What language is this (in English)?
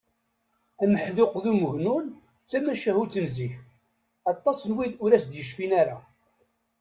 Kabyle